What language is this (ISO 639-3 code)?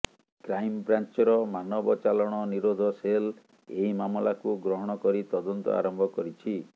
ori